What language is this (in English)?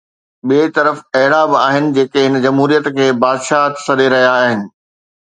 Sindhi